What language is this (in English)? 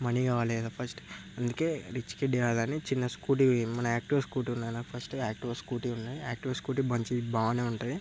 Telugu